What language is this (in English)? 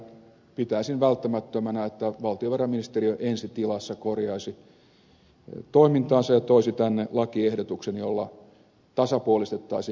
Finnish